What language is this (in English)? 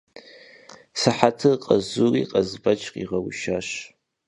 Kabardian